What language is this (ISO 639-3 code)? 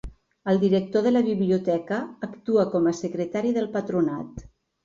cat